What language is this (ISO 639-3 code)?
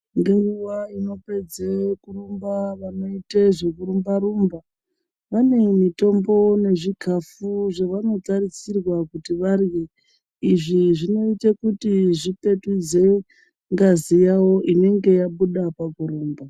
ndc